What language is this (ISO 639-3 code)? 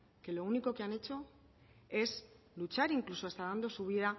spa